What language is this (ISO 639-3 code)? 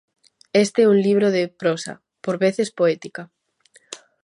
glg